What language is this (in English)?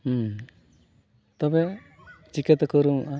Santali